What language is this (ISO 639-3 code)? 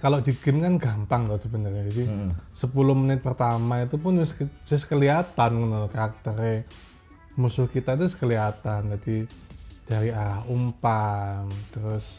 ind